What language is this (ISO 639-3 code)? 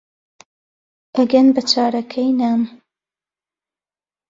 ckb